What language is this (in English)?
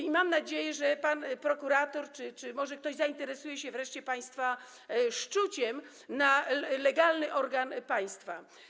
Polish